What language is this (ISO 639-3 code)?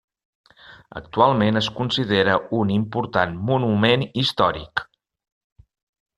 cat